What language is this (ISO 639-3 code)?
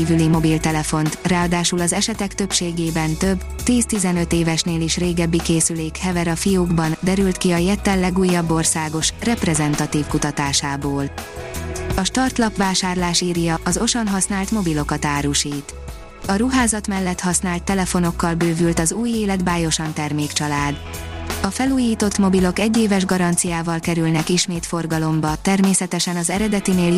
hun